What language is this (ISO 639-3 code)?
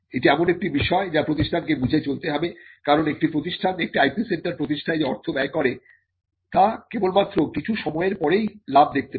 ben